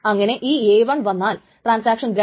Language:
Malayalam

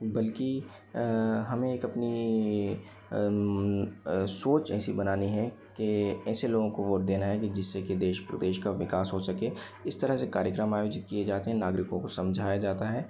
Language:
Hindi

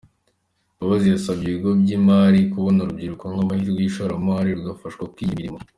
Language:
Kinyarwanda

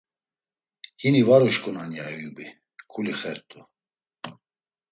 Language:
Laz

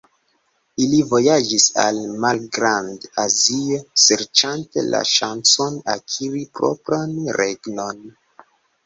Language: Esperanto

